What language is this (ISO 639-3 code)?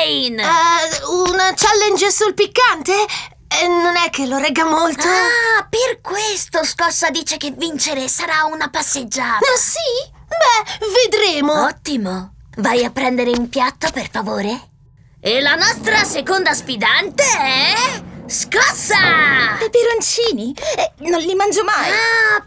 ita